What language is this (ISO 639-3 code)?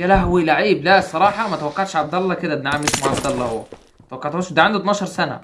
ara